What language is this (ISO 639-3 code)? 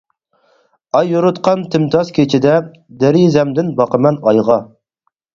uig